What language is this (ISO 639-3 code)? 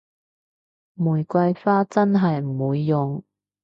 yue